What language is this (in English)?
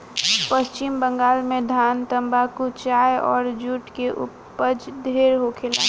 Bhojpuri